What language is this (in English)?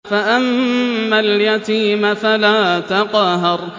Arabic